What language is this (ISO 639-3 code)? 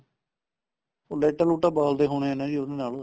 pan